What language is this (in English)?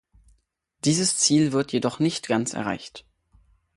German